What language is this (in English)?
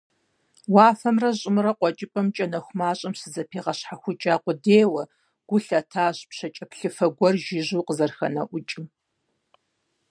Kabardian